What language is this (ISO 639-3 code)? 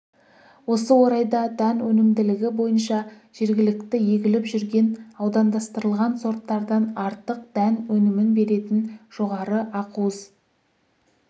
kaz